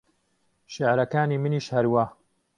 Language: Central Kurdish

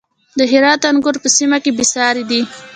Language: Pashto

